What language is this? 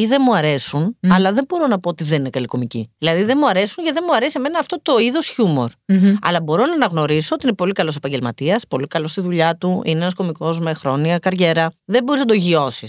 Greek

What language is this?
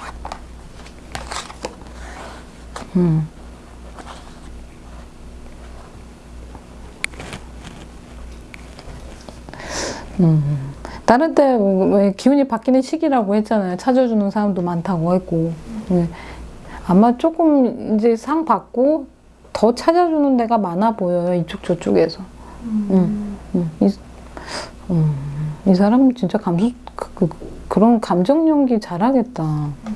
Korean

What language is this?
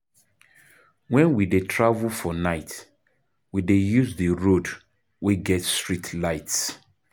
Nigerian Pidgin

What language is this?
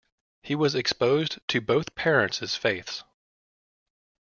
English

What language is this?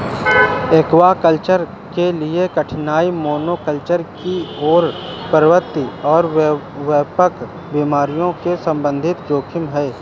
Hindi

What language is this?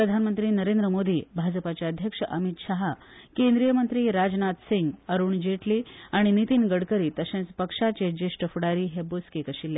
Konkani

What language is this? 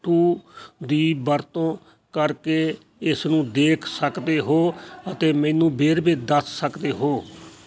Punjabi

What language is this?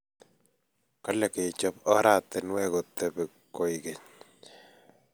Kalenjin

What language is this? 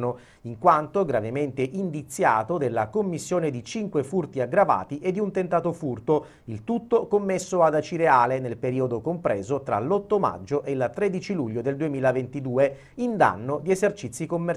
Italian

